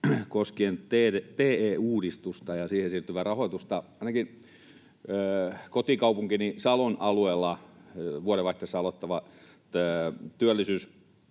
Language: Finnish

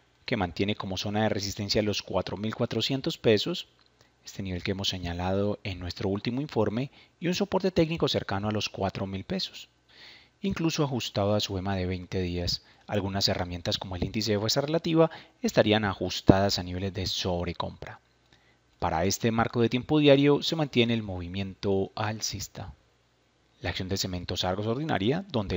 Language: Spanish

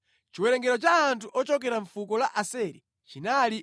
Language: Nyanja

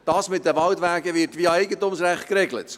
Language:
Swiss German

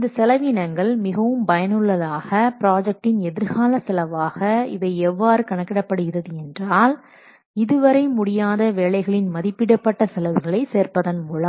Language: Tamil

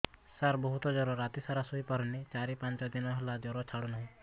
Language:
Odia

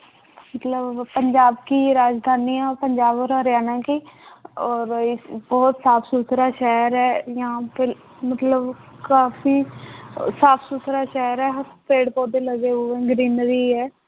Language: Punjabi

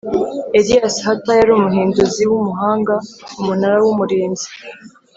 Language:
Kinyarwanda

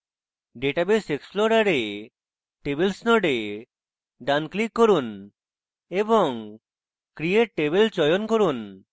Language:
Bangla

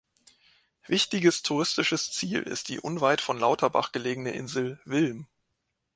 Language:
German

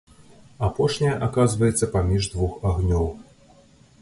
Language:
Belarusian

